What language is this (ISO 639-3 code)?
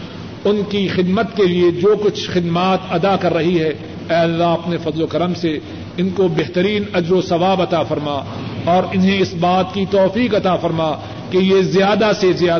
urd